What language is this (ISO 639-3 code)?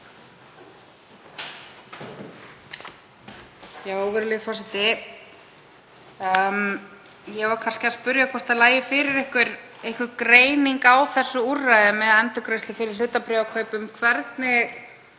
isl